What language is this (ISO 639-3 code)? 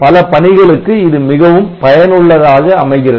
tam